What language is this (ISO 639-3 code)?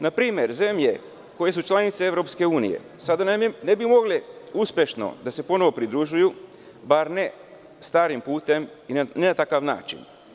srp